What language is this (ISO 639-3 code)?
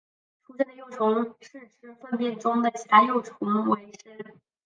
zho